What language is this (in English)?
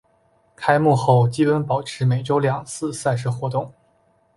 Chinese